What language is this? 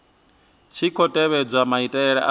Venda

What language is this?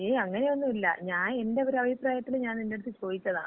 Malayalam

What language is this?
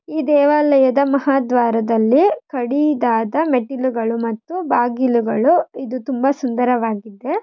Kannada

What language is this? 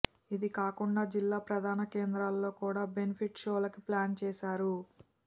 Telugu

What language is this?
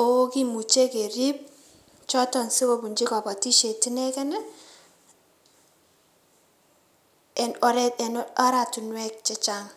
Kalenjin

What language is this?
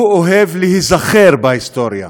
Hebrew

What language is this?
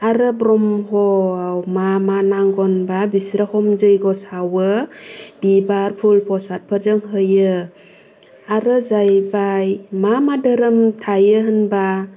Bodo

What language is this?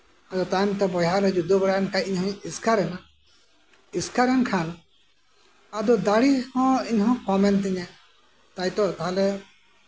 Santali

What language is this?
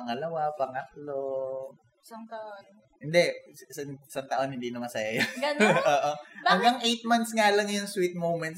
Filipino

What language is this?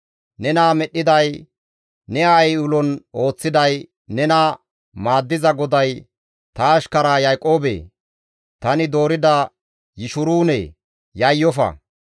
Gamo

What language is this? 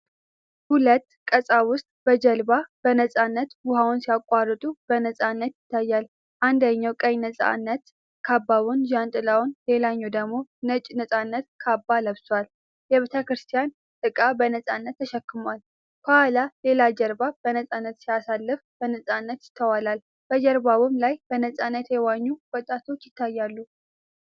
Amharic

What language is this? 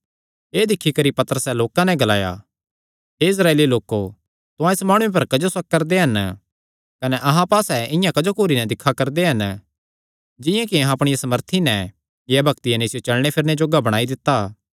Kangri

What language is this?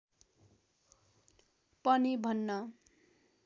Nepali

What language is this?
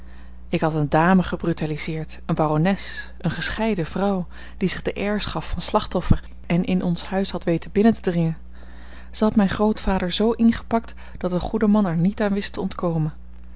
Dutch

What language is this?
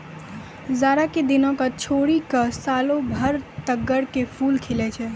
Maithili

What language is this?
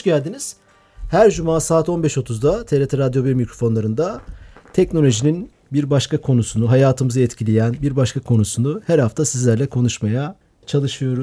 Turkish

